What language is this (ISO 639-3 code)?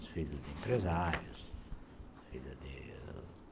por